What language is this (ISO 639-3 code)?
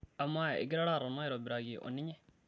mas